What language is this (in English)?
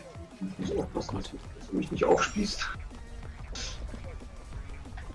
German